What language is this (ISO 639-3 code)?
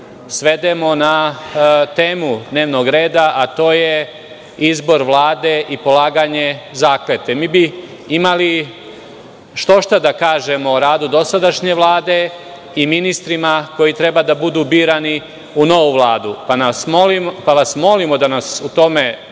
srp